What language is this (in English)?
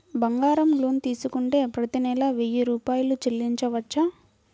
Telugu